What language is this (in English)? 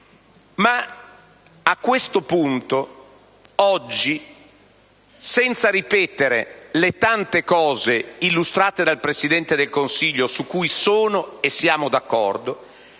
Italian